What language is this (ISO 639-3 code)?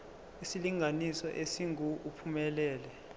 zul